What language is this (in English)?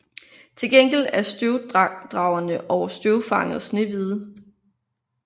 Danish